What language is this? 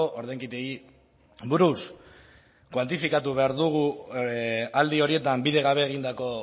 Basque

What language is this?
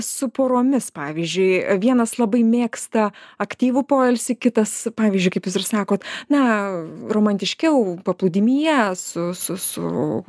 Lithuanian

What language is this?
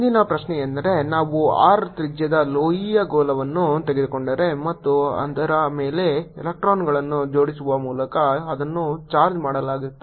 Kannada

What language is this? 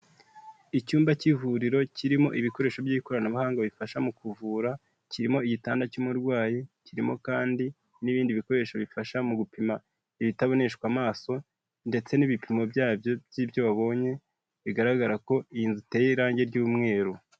Kinyarwanda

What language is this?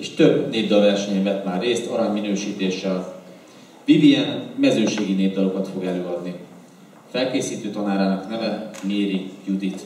Hungarian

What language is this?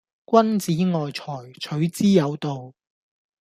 Cantonese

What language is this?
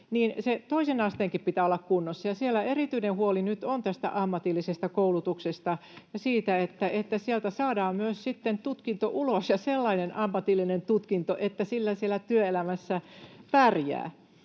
Finnish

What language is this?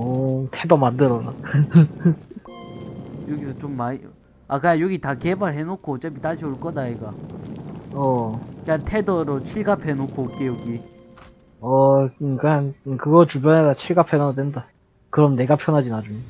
Korean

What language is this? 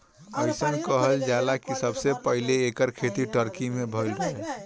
Bhojpuri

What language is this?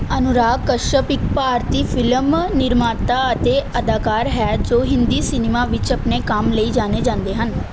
Punjabi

